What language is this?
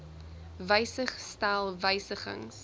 Afrikaans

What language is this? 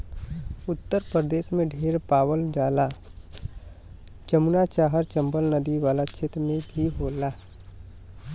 Bhojpuri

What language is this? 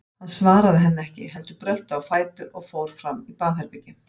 Icelandic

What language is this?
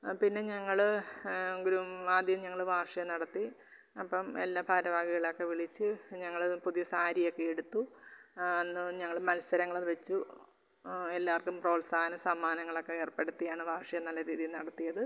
Malayalam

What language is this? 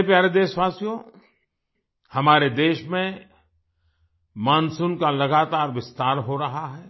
Hindi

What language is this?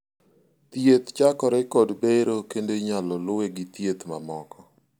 Luo (Kenya and Tanzania)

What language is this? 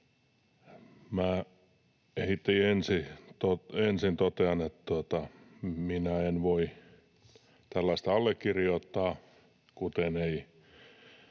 Finnish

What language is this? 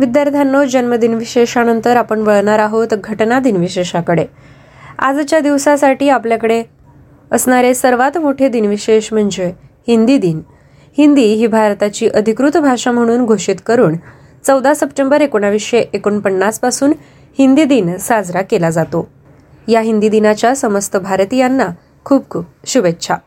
Marathi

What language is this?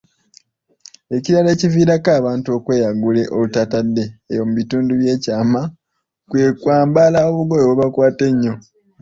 Ganda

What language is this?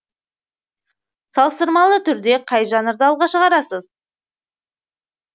Kazakh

